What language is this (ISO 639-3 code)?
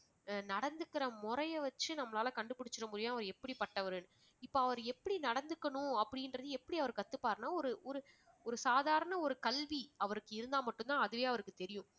tam